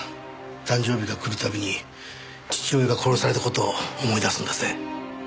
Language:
Japanese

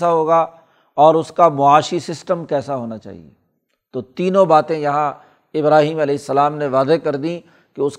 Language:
Urdu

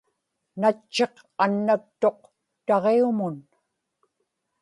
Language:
Inupiaq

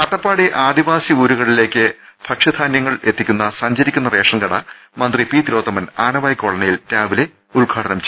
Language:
Malayalam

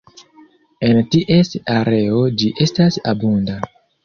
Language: Esperanto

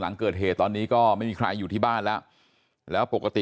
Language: Thai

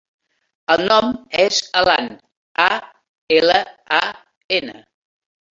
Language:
Catalan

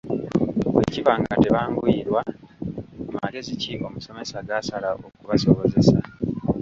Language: Ganda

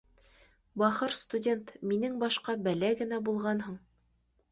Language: Bashkir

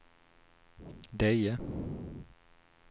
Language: Swedish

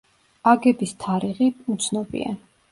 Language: Georgian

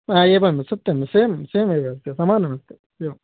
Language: Sanskrit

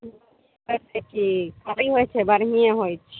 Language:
Maithili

